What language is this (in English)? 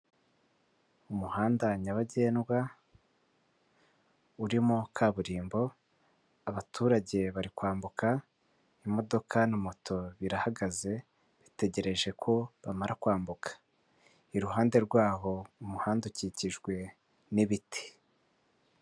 Kinyarwanda